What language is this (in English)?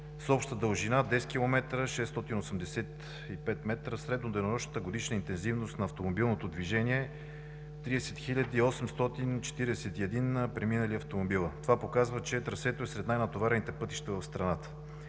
Bulgarian